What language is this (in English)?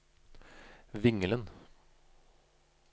Norwegian